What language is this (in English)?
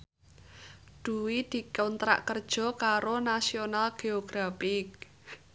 Javanese